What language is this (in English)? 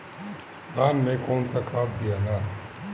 Bhojpuri